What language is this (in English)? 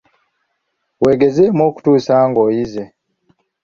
Ganda